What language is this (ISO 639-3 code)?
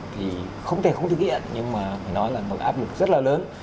vie